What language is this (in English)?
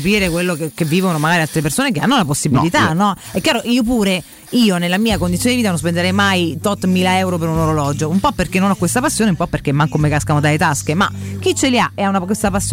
Italian